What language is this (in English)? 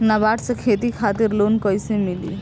Bhojpuri